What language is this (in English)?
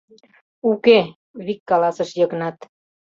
Mari